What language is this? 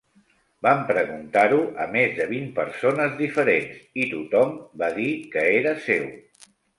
Catalan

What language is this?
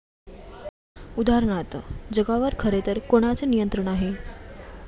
Marathi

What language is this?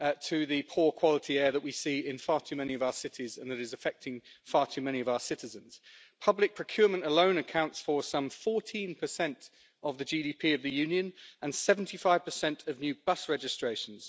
English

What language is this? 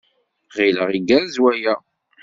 Kabyle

